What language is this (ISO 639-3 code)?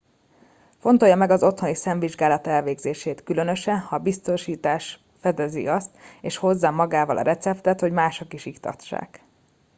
hun